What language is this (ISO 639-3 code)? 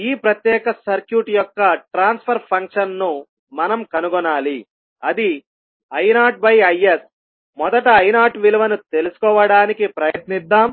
tel